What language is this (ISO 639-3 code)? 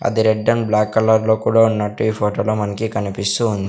tel